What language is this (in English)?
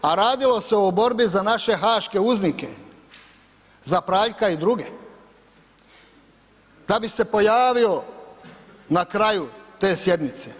Croatian